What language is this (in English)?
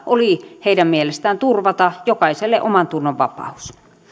Finnish